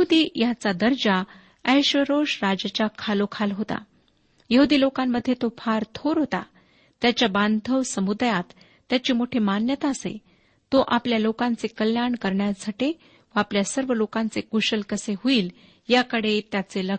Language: Marathi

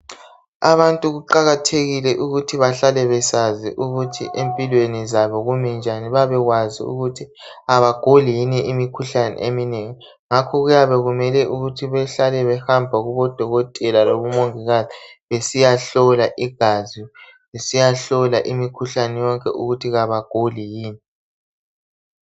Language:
North Ndebele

